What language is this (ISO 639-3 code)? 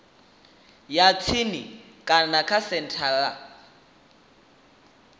ven